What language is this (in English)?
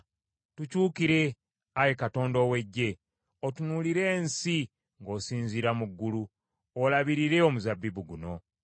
Ganda